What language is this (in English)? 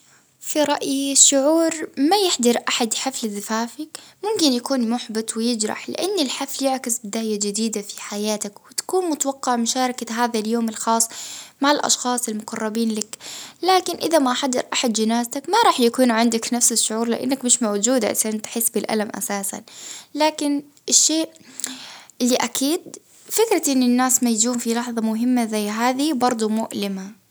Baharna Arabic